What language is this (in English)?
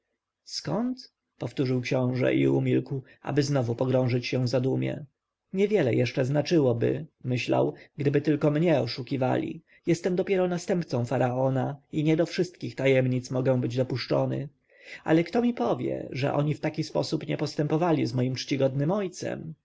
Polish